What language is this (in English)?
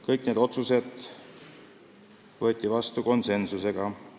Estonian